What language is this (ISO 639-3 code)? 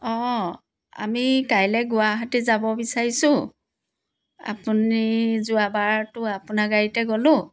asm